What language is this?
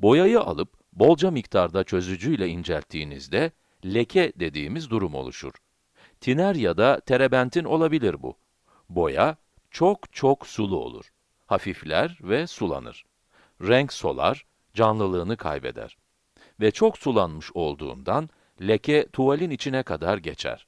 Turkish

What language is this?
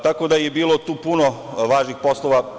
Serbian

